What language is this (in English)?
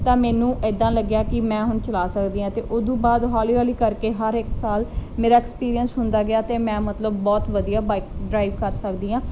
Punjabi